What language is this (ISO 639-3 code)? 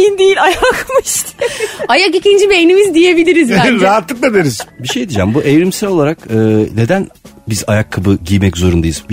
tur